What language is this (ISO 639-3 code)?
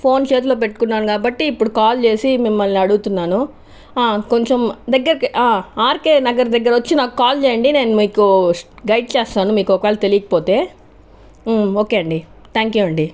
tel